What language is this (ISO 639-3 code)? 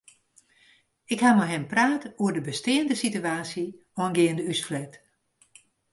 fry